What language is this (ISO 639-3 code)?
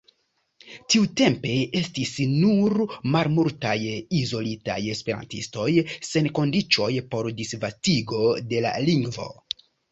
epo